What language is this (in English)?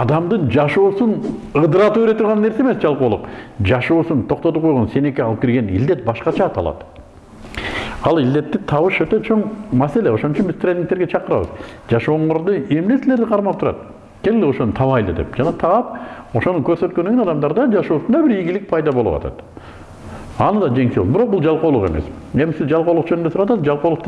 Turkish